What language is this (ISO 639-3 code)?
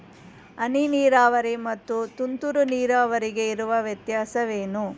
kan